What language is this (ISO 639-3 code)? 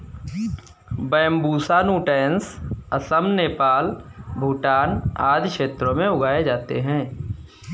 hin